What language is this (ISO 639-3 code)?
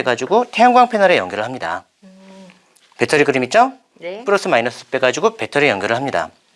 kor